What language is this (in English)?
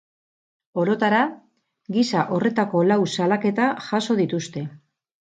Basque